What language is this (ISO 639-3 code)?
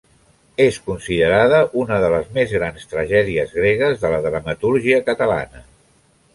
cat